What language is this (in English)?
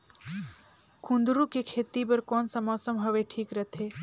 Chhattisgarhi